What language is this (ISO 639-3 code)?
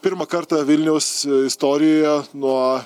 lit